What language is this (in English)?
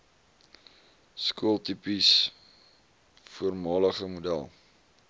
Afrikaans